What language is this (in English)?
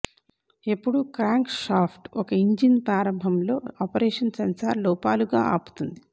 Telugu